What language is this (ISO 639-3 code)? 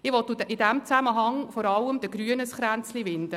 gsw